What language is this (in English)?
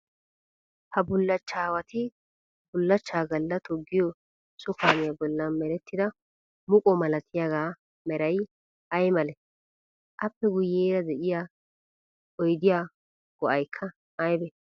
Wolaytta